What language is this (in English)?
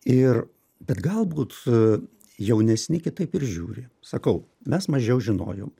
Lithuanian